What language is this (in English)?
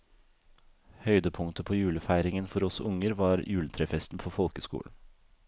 Norwegian